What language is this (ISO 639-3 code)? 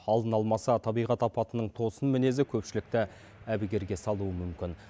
kaz